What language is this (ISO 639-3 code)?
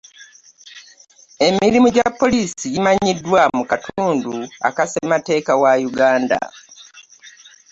lug